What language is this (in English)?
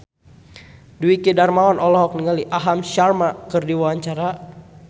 Sundanese